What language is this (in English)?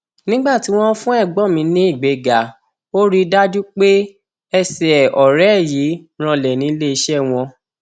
Yoruba